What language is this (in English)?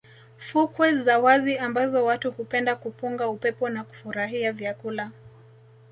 Swahili